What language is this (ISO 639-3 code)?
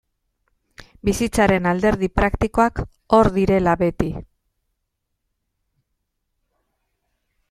eus